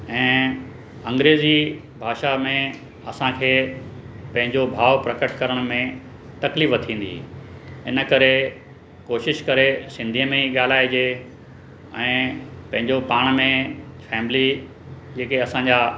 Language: Sindhi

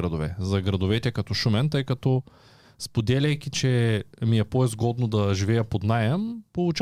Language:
Bulgarian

